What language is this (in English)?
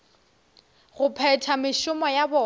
Northern Sotho